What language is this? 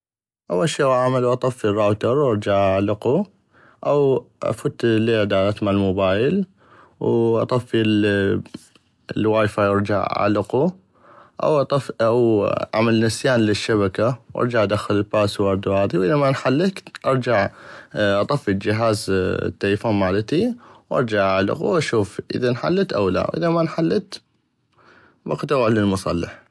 North Mesopotamian Arabic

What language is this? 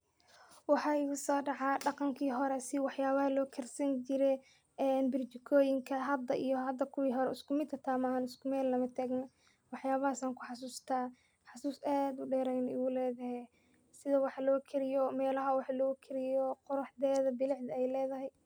Somali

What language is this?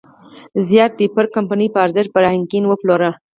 Pashto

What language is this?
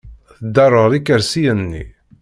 Kabyle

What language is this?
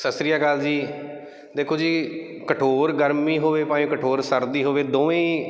Punjabi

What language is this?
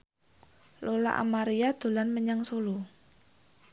Javanese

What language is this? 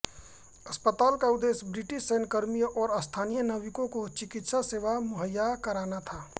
Hindi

